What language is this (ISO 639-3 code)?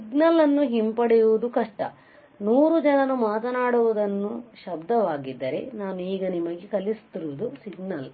kan